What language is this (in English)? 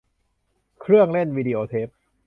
Thai